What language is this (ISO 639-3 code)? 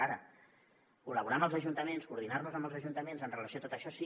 cat